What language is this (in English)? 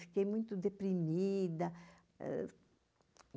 Portuguese